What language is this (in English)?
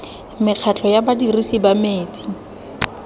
Tswana